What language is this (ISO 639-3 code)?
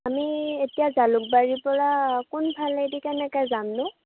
asm